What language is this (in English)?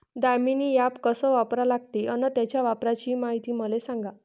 Marathi